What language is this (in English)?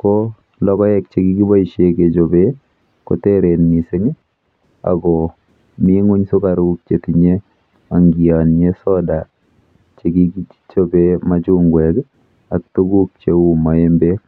Kalenjin